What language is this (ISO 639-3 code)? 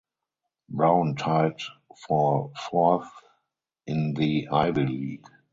eng